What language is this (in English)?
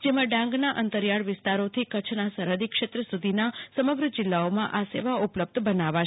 Gujarati